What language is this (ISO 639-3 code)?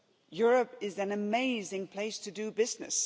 eng